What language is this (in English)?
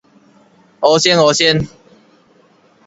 Min Nan Chinese